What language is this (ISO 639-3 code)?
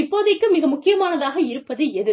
tam